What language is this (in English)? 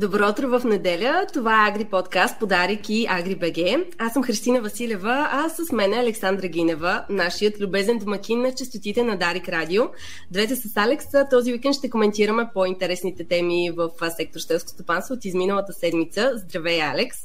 Bulgarian